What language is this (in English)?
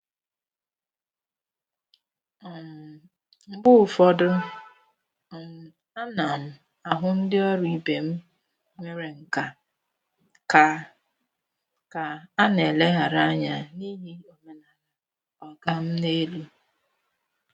Igbo